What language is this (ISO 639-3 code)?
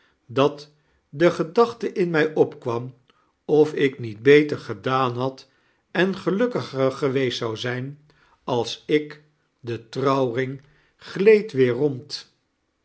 nld